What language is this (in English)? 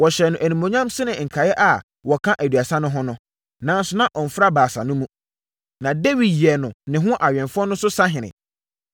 Akan